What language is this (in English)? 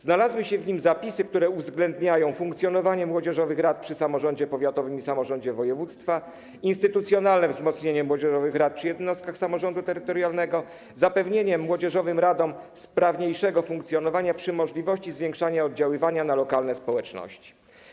Polish